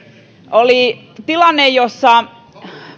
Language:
Finnish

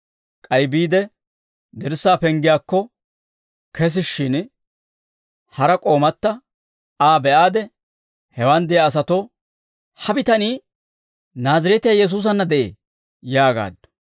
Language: Dawro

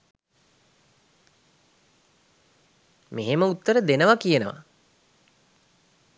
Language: Sinhala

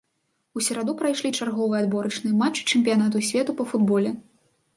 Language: Belarusian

